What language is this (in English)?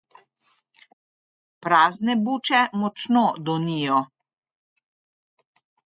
Slovenian